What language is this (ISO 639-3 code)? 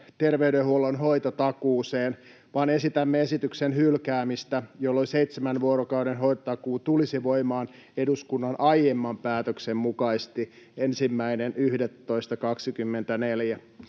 fin